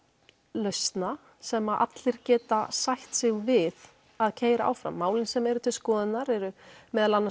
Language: Icelandic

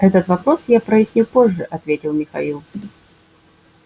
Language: Russian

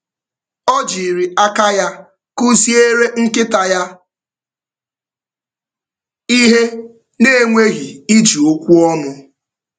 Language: Igbo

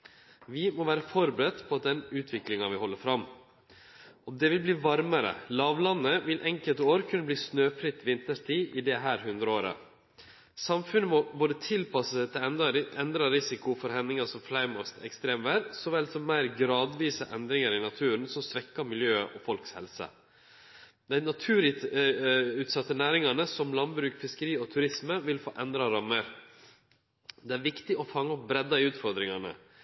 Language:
Norwegian Nynorsk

